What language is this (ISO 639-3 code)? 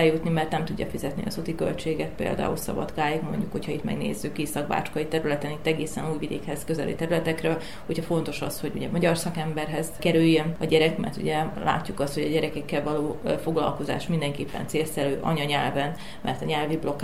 hun